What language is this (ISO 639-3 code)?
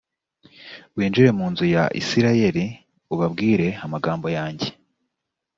kin